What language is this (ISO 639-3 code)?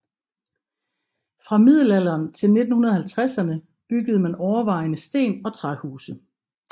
dan